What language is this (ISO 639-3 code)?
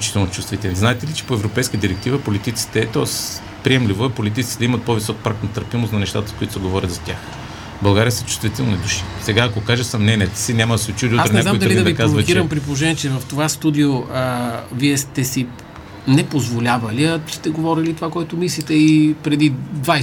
bul